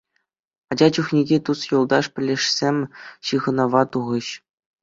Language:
Chuvash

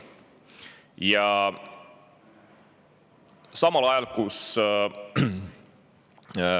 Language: Estonian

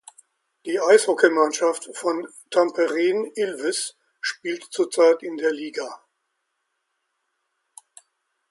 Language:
German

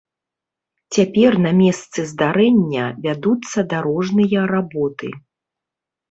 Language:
Belarusian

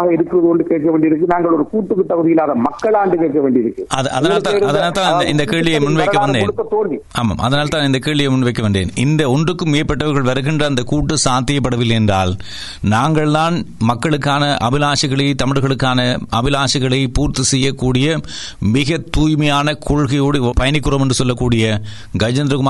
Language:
Tamil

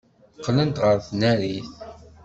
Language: Kabyle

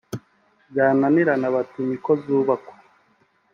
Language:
Kinyarwanda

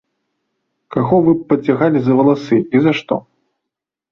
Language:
Belarusian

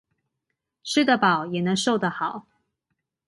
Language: Chinese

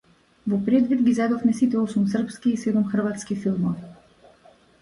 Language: Macedonian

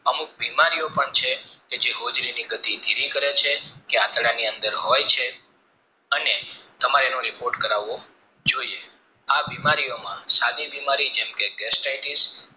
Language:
Gujarati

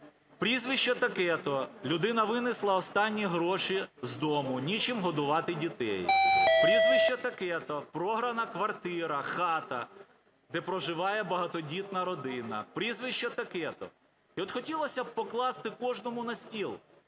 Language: Ukrainian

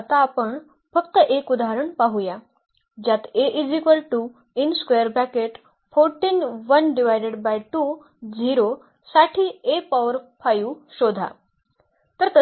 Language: Marathi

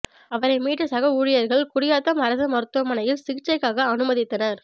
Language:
Tamil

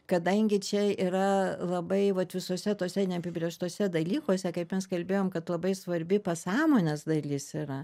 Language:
Lithuanian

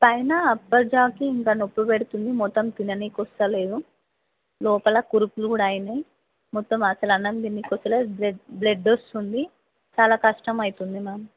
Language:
Telugu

